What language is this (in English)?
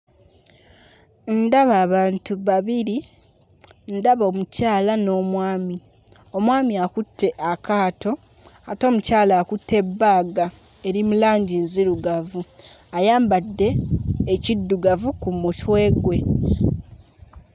Ganda